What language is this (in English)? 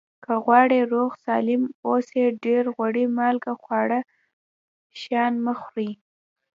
Pashto